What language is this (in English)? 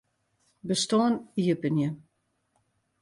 Western Frisian